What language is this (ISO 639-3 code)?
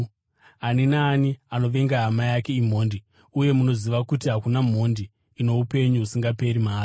sna